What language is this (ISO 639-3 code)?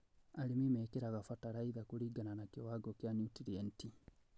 kik